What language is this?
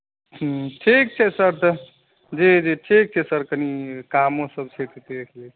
Maithili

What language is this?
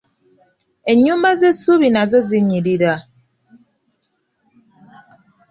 Ganda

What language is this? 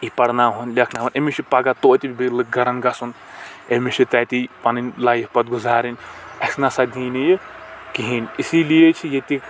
Kashmiri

